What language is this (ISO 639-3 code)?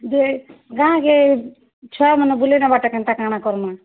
ori